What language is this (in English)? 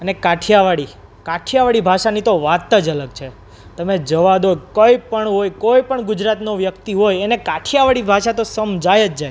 Gujarati